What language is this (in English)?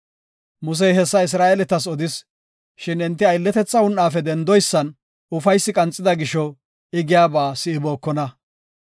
Gofa